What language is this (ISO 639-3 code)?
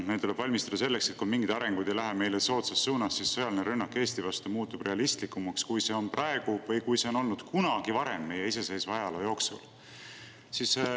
est